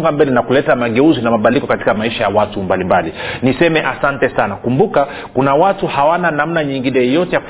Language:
Swahili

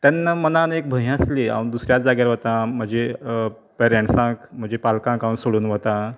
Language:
Konkani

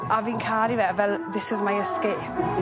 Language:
Welsh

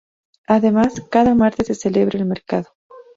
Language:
Spanish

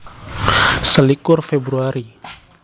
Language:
Javanese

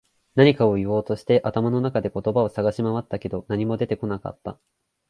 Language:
Japanese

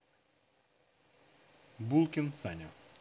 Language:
Russian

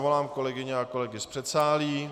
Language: Czech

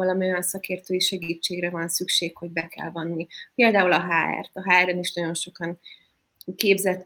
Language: Hungarian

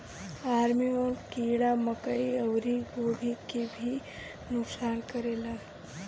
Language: Bhojpuri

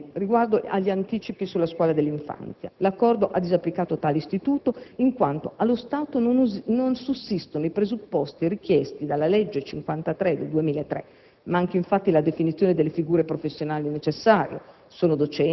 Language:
Italian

